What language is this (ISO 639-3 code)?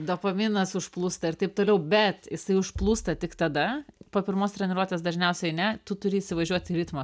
lit